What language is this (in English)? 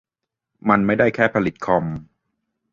Thai